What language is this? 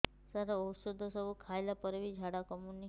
Odia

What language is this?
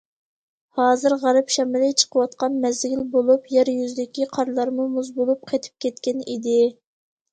Uyghur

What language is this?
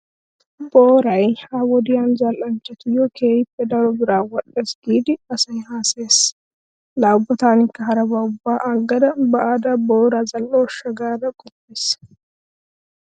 Wolaytta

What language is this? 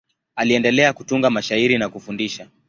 Swahili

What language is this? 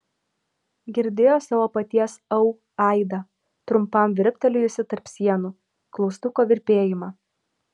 Lithuanian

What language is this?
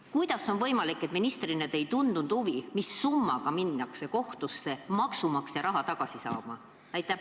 Estonian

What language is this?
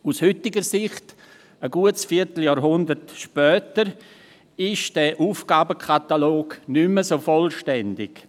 Swiss German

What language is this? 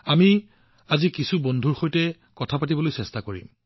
Assamese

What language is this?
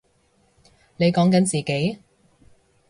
Cantonese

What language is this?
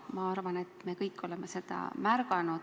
Estonian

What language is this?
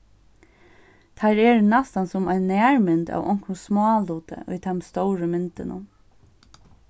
Faroese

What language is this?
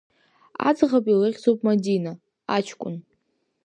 Abkhazian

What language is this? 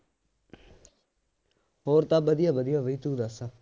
Punjabi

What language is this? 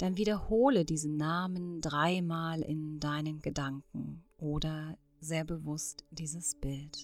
German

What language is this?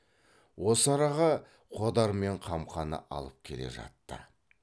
Kazakh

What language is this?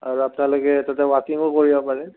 Assamese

